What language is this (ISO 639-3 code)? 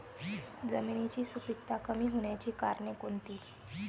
mar